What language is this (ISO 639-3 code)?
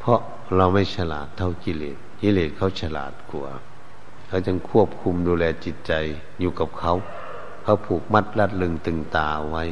tha